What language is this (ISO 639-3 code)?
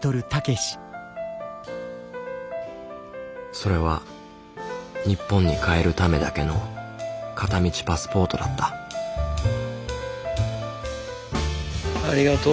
jpn